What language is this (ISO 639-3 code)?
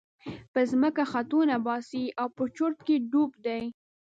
pus